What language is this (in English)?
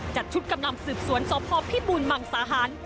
Thai